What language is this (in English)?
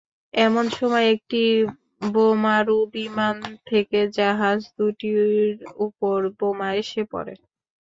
Bangla